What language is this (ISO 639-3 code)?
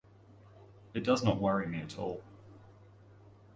eng